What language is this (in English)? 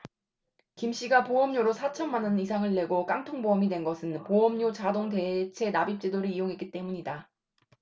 Korean